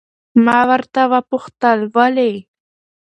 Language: Pashto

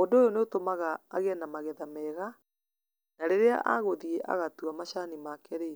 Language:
Kikuyu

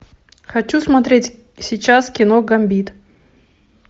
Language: Russian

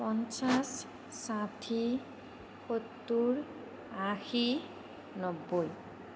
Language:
Assamese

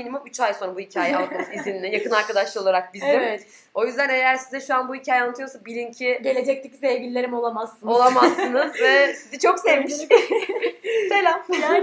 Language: Turkish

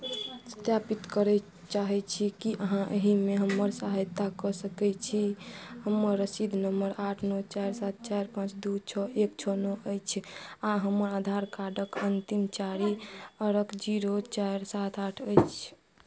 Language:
Maithili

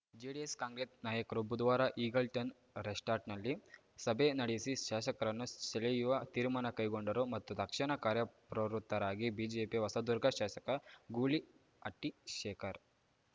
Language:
Kannada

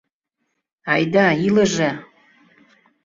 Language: Mari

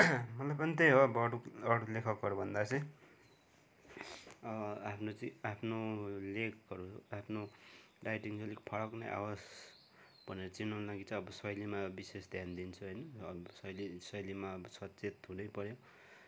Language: Nepali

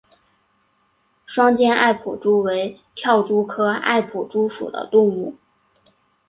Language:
Chinese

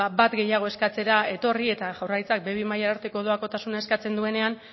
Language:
Basque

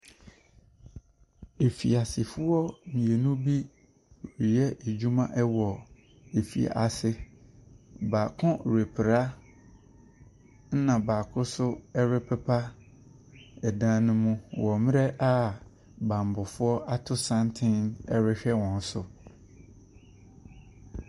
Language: Akan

